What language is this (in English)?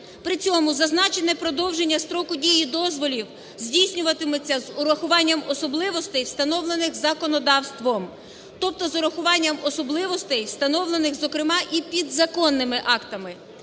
Ukrainian